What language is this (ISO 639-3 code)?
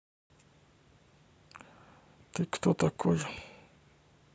rus